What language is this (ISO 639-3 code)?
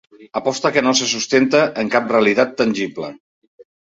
cat